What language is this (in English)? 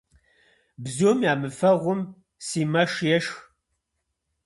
Kabardian